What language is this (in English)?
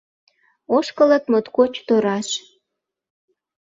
Mari